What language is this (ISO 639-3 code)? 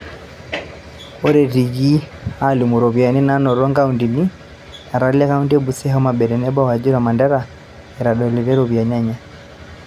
mas